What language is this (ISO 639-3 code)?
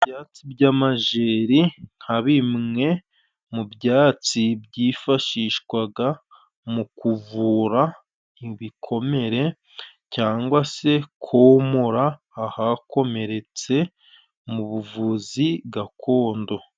kin